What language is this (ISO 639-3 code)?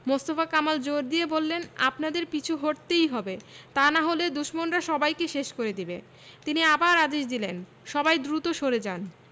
ben